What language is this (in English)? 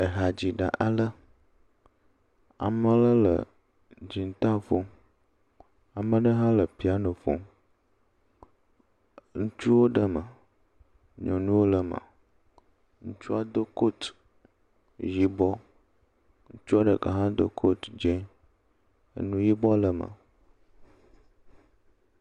Ewe